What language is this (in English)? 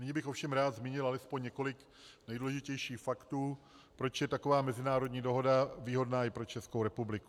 Czech